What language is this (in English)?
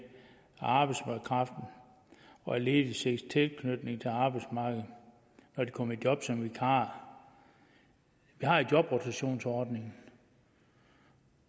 Danish